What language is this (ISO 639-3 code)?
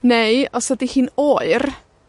cym